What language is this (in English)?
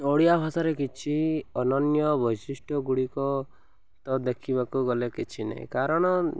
Odia